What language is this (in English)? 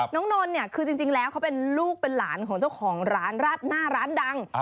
Thai